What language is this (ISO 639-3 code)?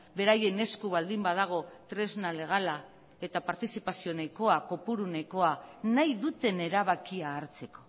eus